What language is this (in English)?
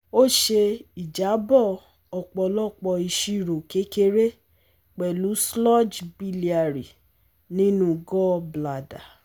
Yoruba